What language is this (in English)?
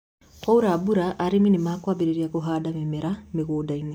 Kikuyu